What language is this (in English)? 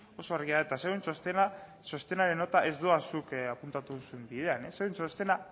Basque